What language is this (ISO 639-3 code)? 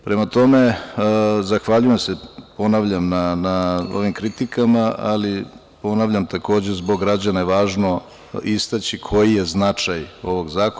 srp